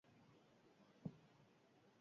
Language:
Basque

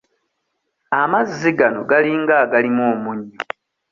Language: Ganda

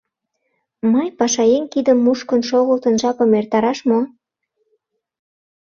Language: Mari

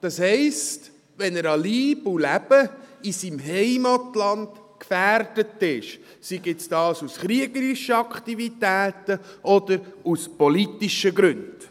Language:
Swiss German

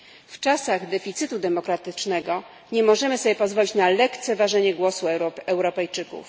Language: Polish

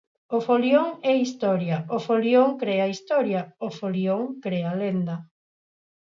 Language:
Galician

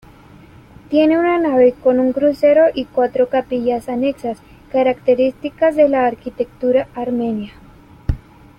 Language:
Spanish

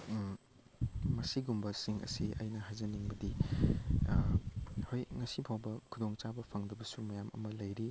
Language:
Manipuri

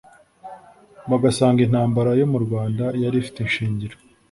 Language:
Kinyarwanda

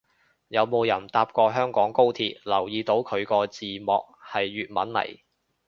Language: Cantonese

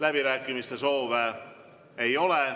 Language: Estonian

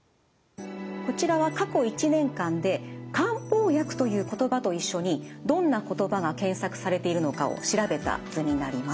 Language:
Japanese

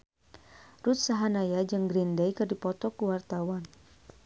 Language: Sundanese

